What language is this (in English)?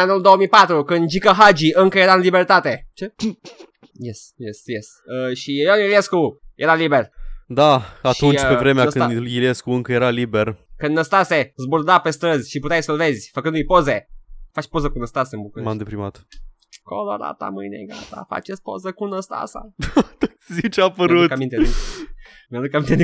Romanian